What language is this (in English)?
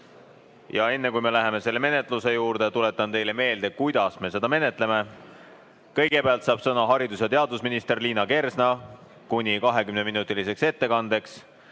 Estonian